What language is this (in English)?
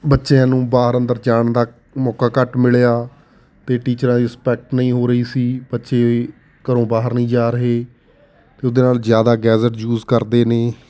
Punjabi